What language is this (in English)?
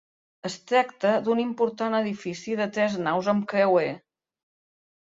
Catalan